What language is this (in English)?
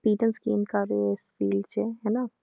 Punjabi